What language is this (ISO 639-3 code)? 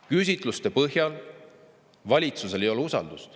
est